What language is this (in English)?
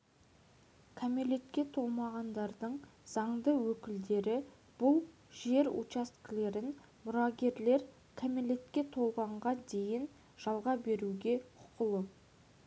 Kazakh